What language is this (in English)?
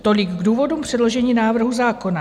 Czech